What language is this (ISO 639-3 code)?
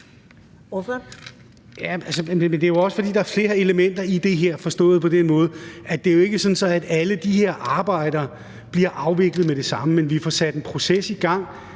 dan